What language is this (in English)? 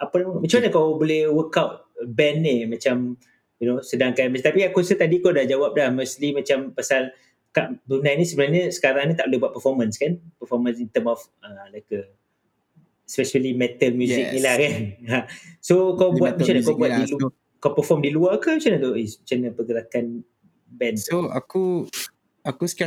Malay